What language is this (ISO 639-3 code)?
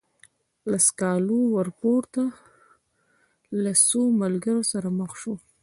pus